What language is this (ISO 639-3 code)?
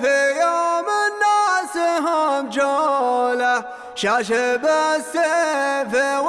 ara